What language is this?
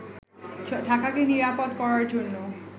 Bangla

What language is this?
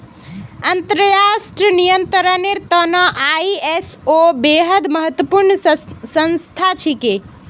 Magahi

